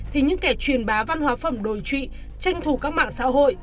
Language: Vietnamese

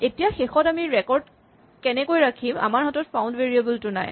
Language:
Assamese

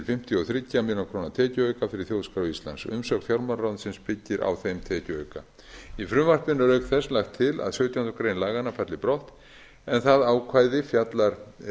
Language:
Icelandic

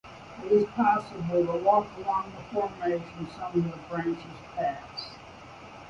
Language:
English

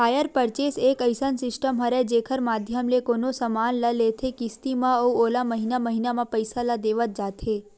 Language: Chhattisgarhi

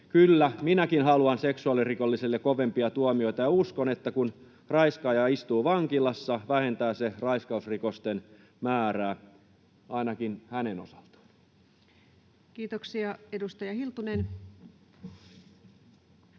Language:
Finnish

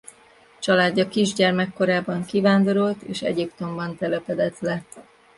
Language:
Hungarian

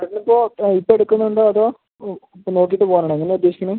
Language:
Malayalam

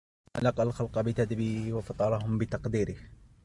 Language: Arabic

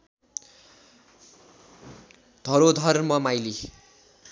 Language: Nepali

